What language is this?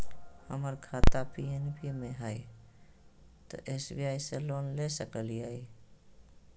Magahi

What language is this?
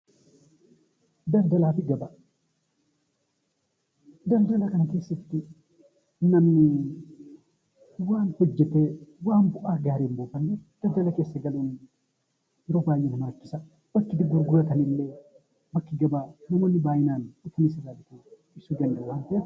Oromo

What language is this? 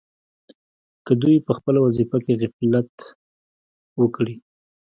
Pashto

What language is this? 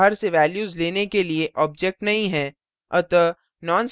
Hindi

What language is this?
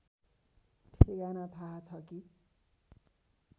Nepali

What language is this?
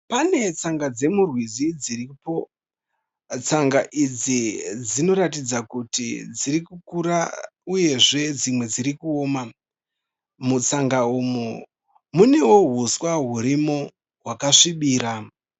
Shona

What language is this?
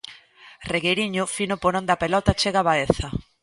Galician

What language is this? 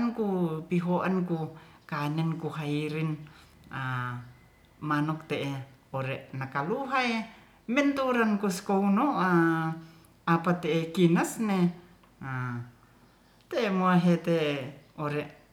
Ratahan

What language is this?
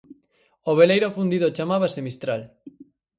Galician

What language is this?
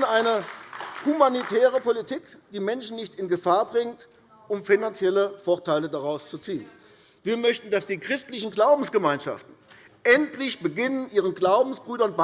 German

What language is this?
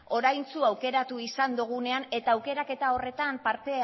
Basque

